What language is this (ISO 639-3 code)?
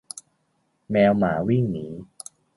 tha